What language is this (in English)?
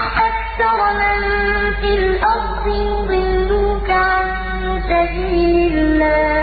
Arabic